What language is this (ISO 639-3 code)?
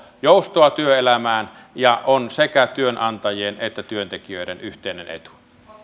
fin